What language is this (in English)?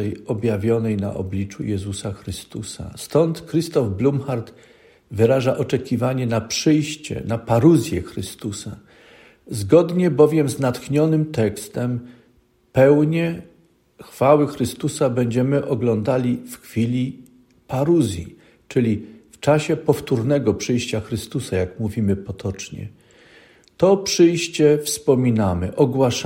Polish